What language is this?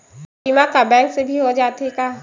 Chhattisgarhi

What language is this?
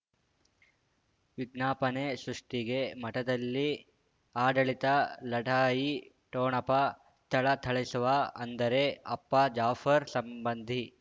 Kannada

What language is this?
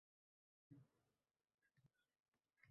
Uzbek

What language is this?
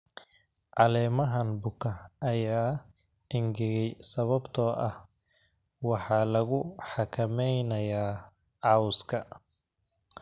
Somali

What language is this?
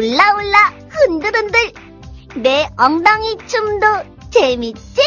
Korean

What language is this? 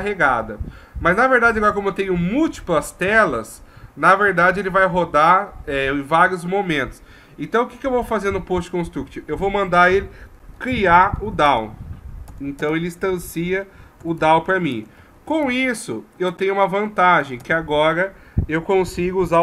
Portuguese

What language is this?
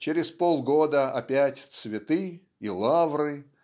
Russian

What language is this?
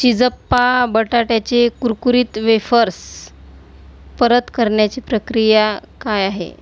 Marathi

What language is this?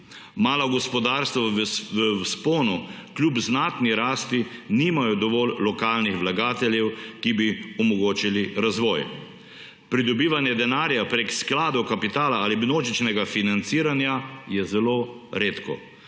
Slovenian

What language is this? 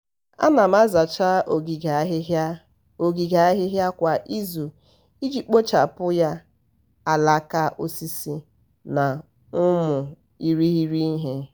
Igbo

